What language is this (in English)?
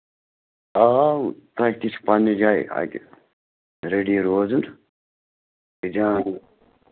Kashmiri